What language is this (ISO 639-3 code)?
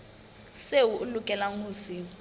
sot